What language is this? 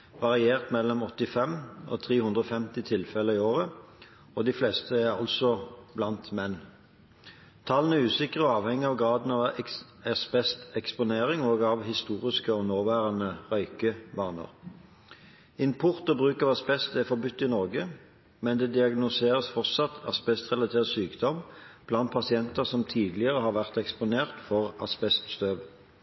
Norwegian Bokmål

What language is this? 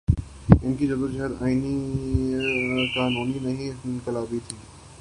Urdu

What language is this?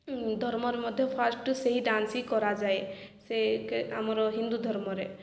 Odia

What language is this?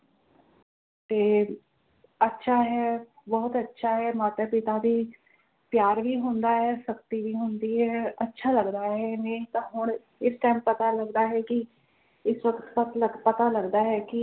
Punjabi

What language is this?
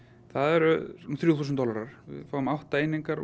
Icelandic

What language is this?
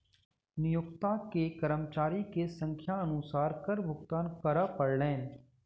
Maithili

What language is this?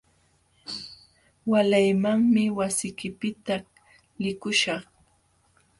Jauja Wanca Quechua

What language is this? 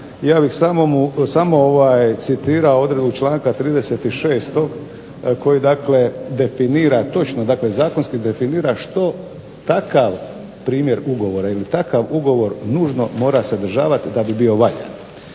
Croatian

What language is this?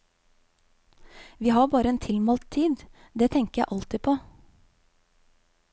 Norwegian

